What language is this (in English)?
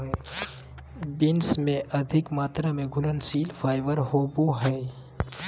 Magahi